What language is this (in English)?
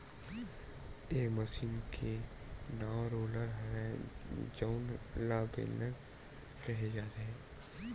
Chhattisgarhi